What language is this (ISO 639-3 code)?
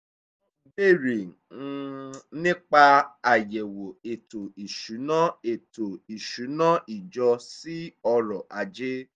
yor